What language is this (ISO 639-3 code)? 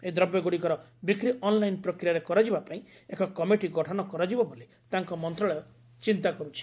ori